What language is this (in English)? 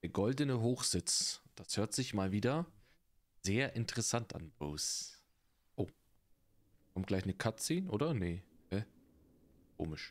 German